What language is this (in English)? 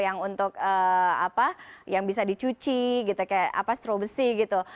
Indonesian